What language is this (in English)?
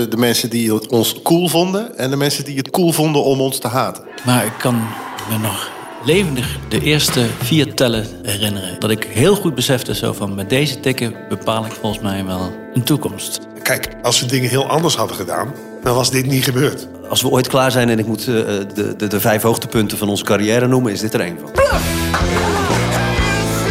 Dutch